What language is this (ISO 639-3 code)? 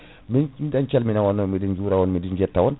ful